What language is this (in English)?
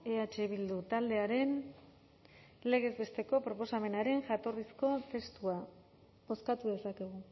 Basque